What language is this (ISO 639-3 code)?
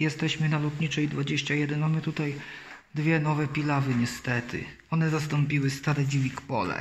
pol